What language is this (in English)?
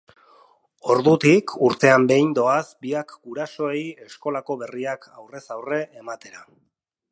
Basque